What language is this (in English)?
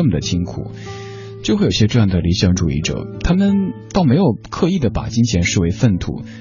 Chinese